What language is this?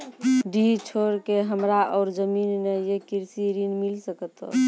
Maithili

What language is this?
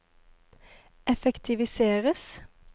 Norwegian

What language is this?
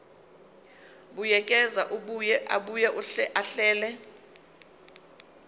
Zulu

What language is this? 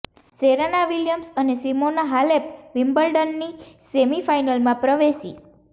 Gujarati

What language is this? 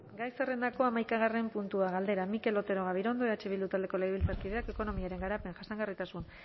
Basque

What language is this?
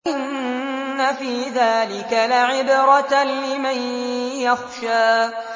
Arabic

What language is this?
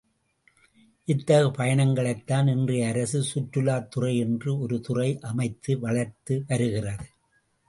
Tamil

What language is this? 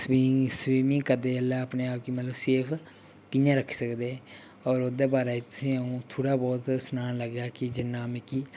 Dogri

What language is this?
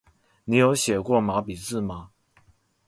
Chinese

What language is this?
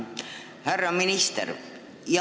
Estonian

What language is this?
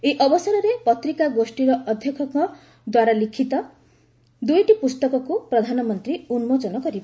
Odia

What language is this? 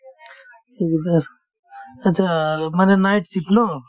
Assamese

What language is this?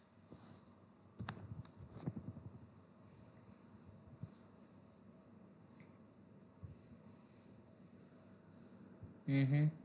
Gujarati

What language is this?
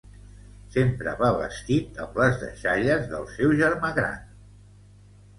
Catalan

